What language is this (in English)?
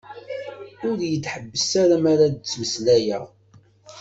Kabyle